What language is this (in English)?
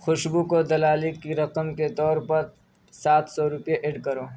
Urdu